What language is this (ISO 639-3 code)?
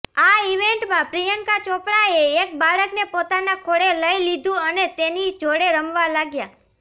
guj